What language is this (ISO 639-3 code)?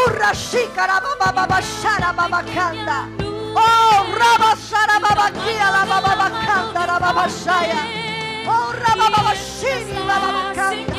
spa